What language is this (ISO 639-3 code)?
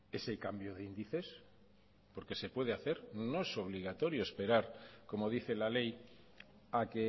spa